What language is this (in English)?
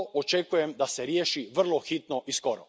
Croatian